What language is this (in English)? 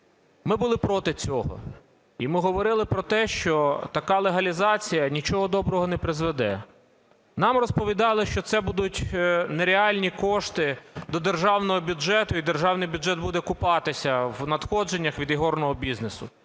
Ukrainian